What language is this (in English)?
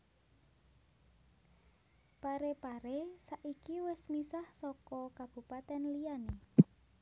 Javanese